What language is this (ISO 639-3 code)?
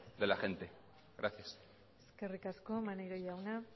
eus